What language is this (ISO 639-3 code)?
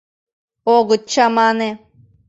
chm